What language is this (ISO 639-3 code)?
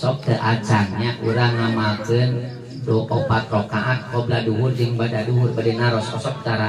ind